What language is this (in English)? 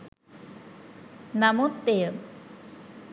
Sinhala